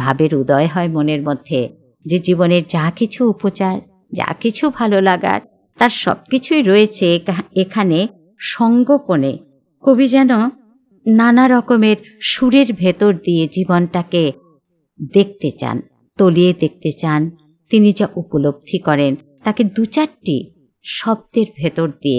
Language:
Bangla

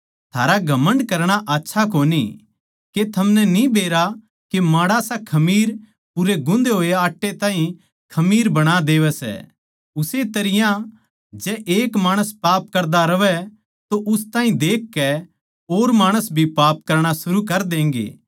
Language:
Haryanvi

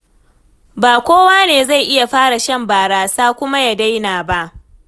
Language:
Hausa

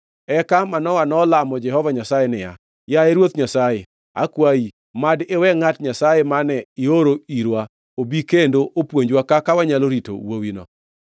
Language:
Luo (Kenya and Tanzania)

